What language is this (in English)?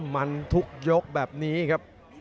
Thai